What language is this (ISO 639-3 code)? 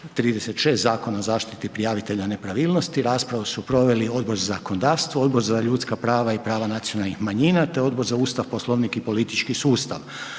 hrv